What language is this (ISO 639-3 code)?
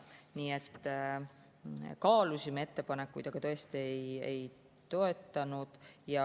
est